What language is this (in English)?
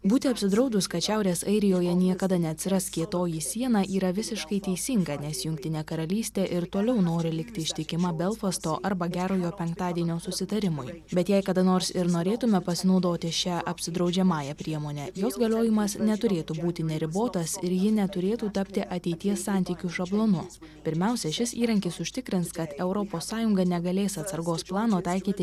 Lithuanian